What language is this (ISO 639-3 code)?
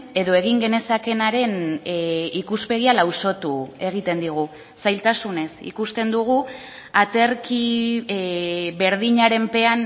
eus